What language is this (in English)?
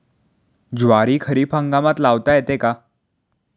Marathi